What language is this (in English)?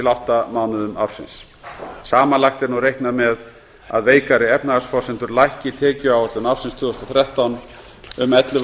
Icelandic